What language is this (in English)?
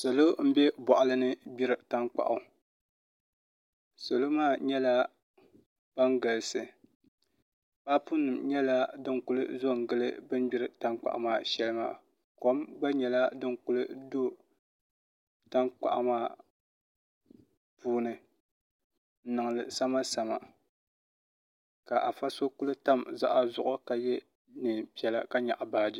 Dagbani